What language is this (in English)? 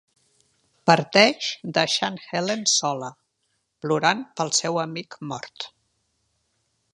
Catalan